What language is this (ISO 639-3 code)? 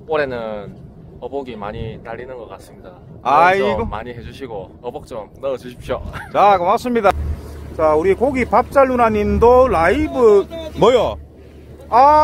kor